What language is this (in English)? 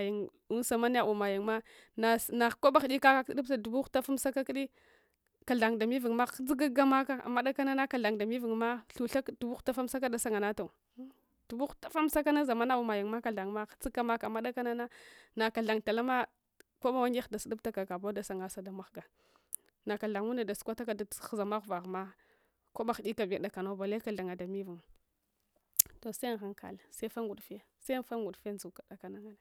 Hwana